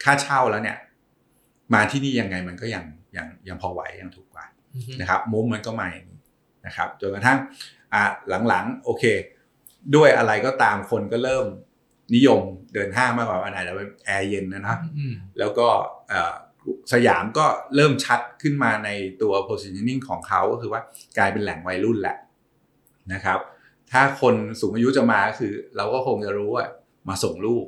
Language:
Thai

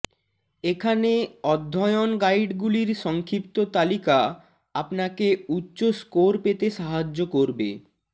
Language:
Bangla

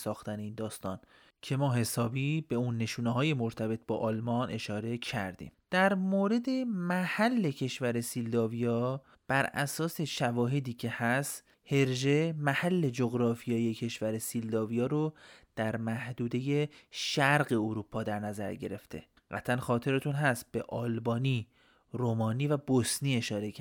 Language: Persian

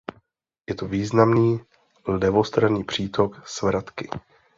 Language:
Czech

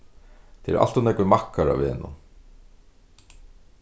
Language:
Faroese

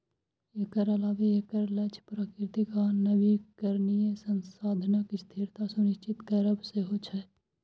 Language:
Maithili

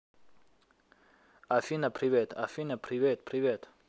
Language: Russian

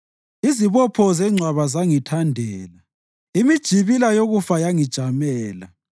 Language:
North Ndebele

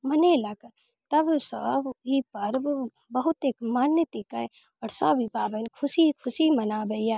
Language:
Maithili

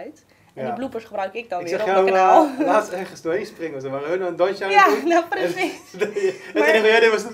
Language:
Dutch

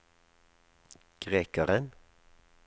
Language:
Norwegian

